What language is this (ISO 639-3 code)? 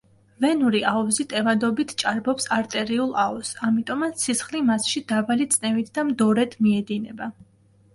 kat